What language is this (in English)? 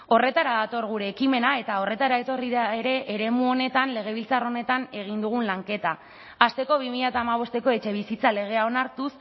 Basque